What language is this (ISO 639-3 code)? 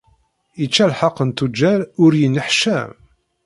kab